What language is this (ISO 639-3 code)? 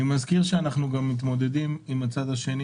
heb